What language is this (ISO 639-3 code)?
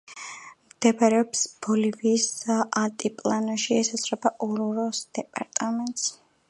kat